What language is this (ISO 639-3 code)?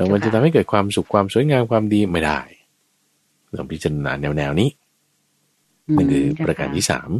tha